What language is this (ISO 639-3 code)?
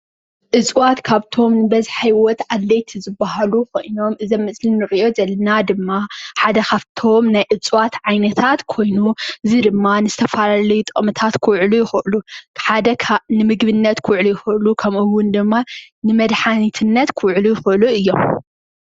tir